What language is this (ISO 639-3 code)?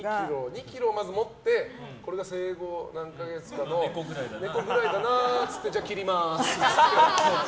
jpn